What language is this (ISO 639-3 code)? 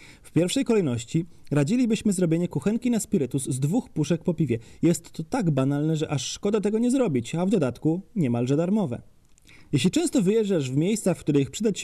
pol